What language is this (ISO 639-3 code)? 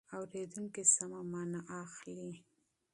pus